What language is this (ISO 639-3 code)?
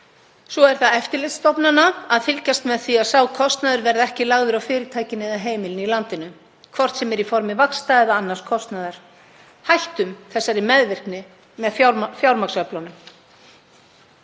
isl